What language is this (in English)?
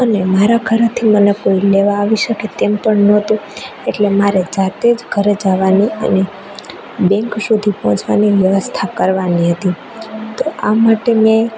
Gujarati